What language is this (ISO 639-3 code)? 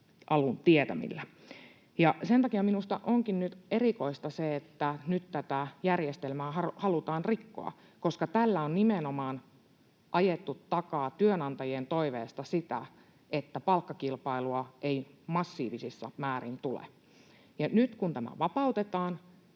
fin